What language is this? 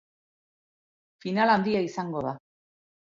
Basque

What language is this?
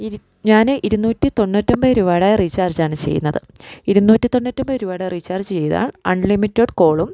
Malayalam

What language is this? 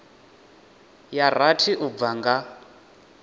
Venda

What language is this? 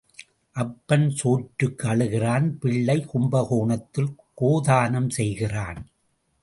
Tamil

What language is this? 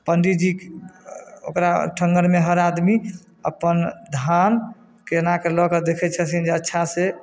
Maithili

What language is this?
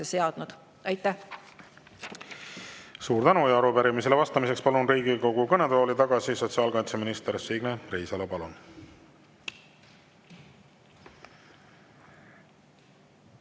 Estonian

